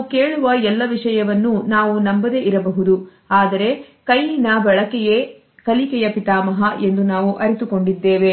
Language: Kannada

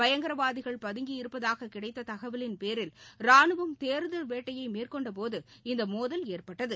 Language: Tamil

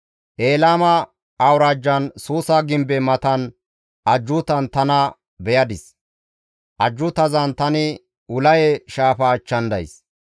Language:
Gamo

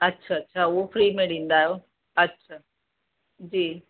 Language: Sindhi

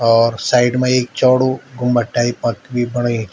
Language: Garhwali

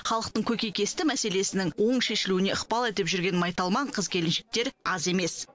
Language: Kazakh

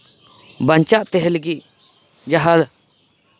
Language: Santali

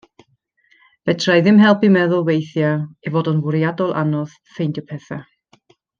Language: Welsh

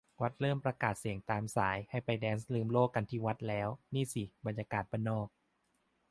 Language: Thai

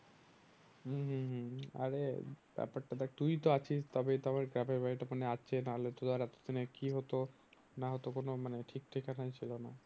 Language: Bangla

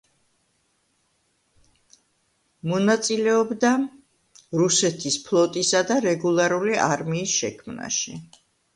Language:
Georgian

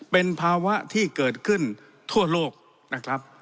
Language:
Thai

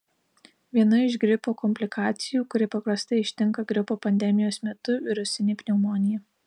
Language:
Lithuanian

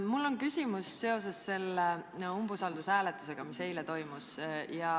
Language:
Estonian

